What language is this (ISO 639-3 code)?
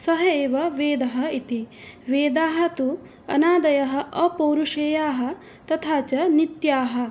san